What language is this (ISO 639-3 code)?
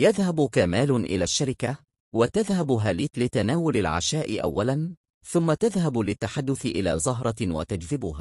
ara